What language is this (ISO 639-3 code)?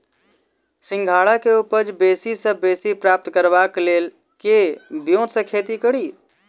mai